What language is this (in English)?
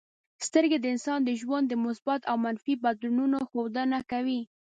Pashto